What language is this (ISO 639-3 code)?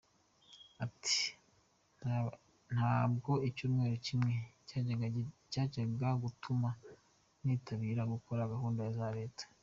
kin